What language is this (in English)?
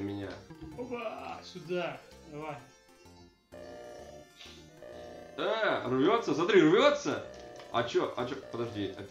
Russian